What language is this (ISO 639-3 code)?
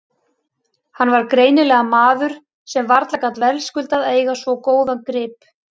isl